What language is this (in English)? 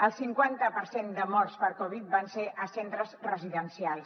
Catalan